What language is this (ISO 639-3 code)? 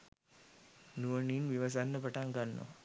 sin